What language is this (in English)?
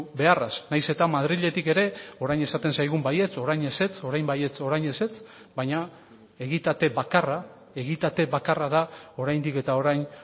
Basque